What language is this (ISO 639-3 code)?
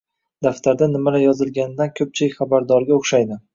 uzb